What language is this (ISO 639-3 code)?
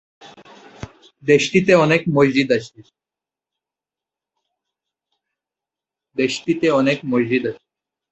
ben